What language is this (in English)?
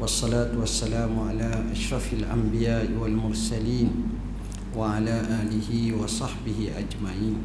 Malay